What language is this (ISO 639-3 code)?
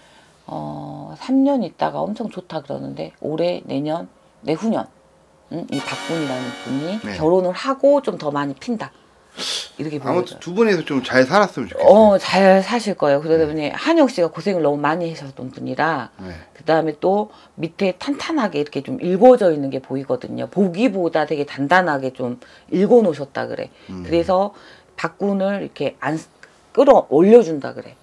kor